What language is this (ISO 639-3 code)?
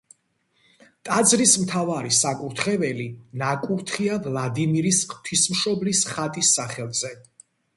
kat